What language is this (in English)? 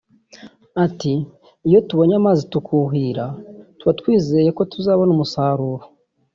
Kinyarwanda